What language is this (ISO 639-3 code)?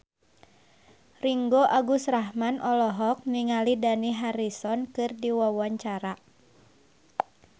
sun